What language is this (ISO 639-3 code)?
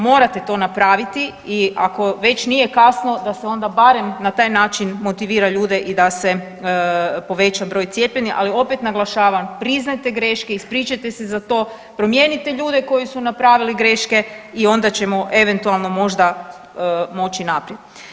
hrv